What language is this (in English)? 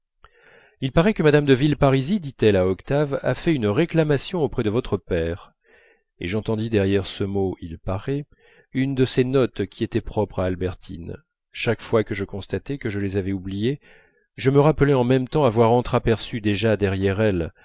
French